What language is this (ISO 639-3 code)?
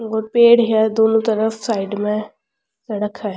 raj